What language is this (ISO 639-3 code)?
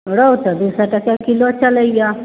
mai